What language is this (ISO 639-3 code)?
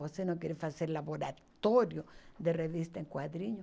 por